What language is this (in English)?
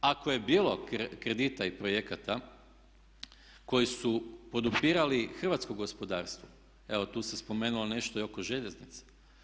Croatian